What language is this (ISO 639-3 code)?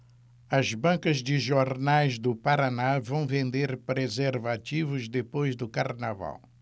por